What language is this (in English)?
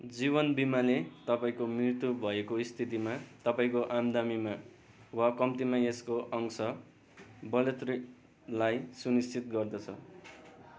Nepali